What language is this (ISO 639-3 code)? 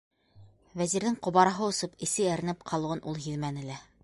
bak